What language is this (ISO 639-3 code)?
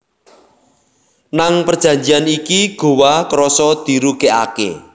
jav